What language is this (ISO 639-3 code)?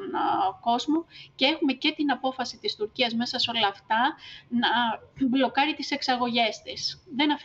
ell